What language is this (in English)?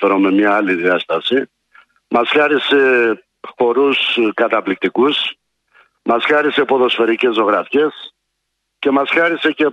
Greek